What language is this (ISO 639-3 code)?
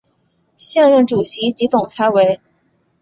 zho